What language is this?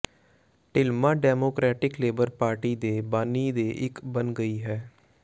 Punjabi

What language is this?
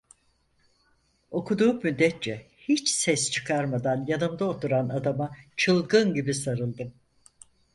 Turkish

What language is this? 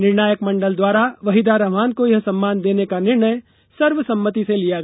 Hindi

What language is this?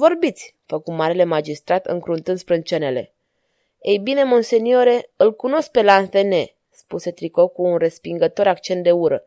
Romanian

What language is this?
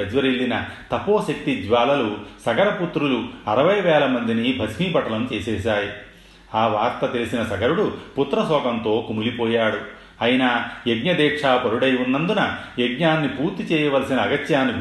Telugu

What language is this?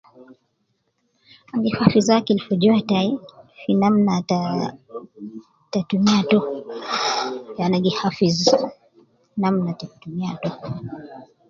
Nubi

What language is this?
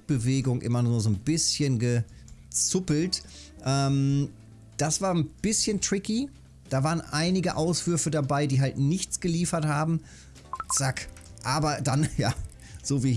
German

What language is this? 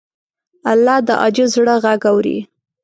Pashto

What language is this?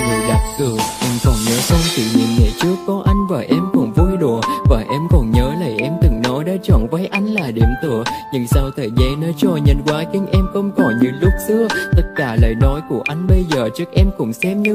Vietnamese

